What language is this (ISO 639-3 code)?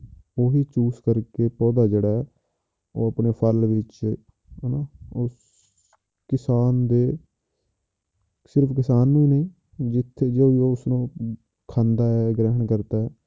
pan